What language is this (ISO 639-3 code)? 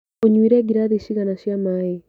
kik